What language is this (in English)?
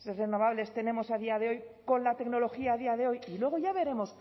Spanish